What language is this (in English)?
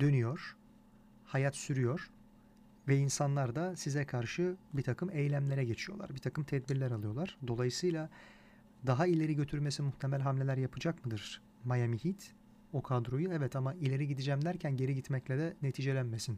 Turkish